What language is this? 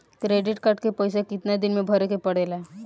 Bhojpuri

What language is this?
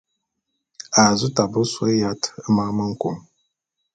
Bulu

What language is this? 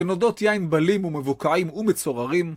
Hebrew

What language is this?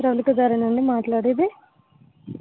Telugu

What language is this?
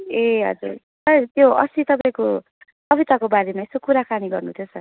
Nepali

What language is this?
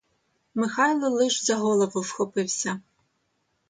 Ukrainian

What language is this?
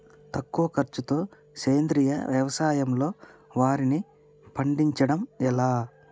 Telugu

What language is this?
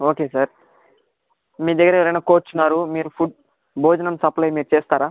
Telugu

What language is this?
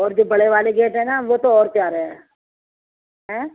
Urdu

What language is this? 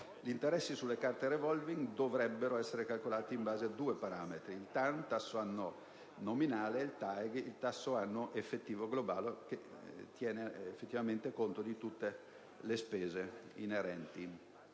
Italian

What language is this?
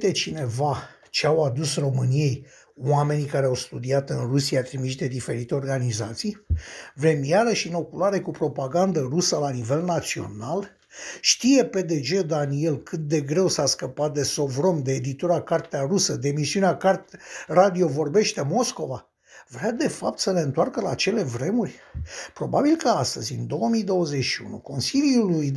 Romanian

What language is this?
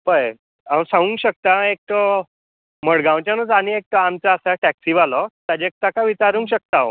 Konkani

